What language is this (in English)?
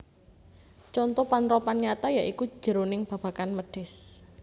Javanese